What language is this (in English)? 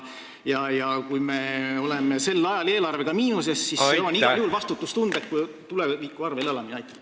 Estonian